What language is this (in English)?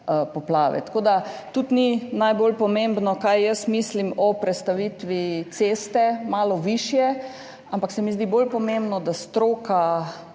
Slovenian